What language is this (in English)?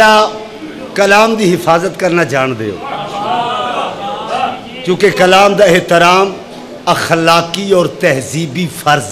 Arabic